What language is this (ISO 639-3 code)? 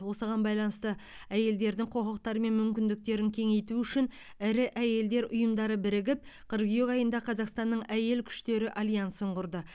kaz